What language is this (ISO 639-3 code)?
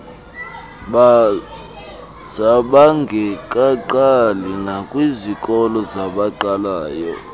xho